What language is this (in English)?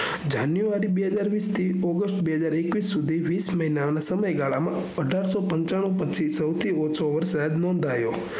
Gujarati